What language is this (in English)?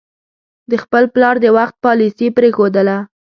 Pashto